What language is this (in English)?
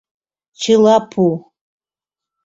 Mari